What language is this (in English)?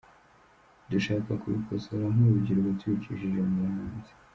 Kinyarwanda